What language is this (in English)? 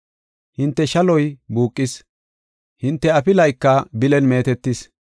Gofa